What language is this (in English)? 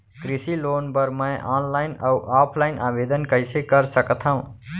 Chhattisgarhi